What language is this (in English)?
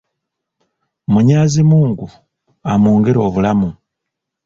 Ganda